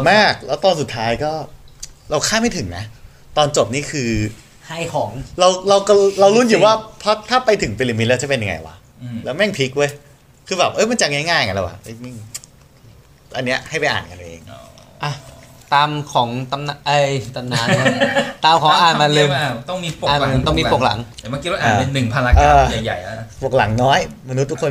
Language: Thai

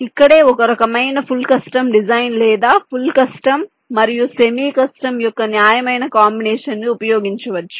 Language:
Telugu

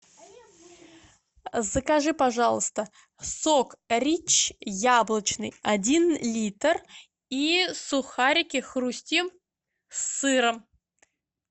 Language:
Russian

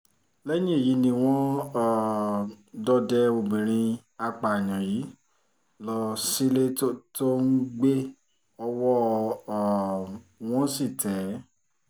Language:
Yoruba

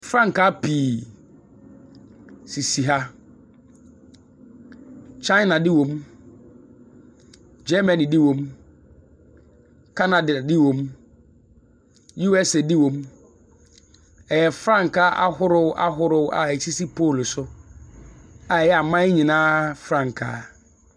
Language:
Akan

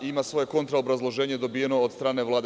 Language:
Serbian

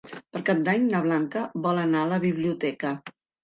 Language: Catalan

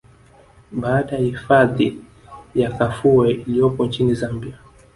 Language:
Swahili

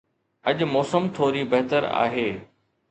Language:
Sindhi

